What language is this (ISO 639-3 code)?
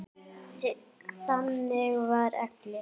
isl